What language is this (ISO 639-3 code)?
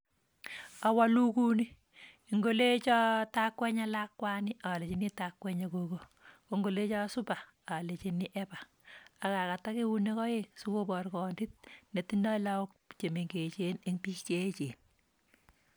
kln